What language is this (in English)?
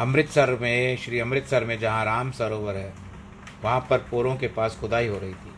Hindi